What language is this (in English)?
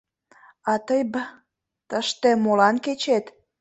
Mari